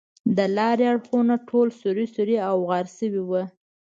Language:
Pashto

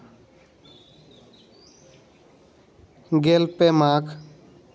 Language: Santali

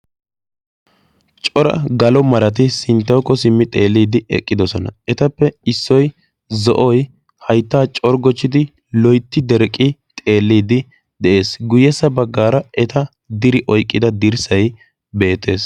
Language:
Wolaytta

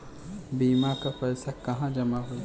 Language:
Bhojpuri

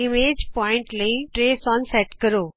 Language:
Punjabi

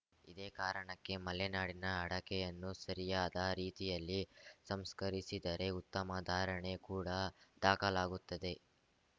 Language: Kannada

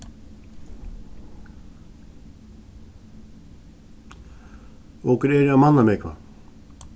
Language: Faroese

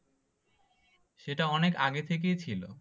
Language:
Bangla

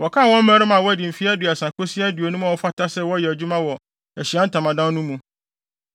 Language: Akan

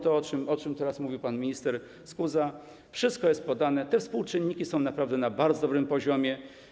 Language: Polish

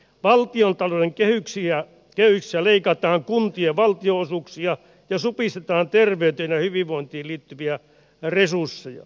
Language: Finnish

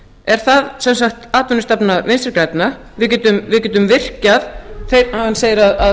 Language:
Icelandic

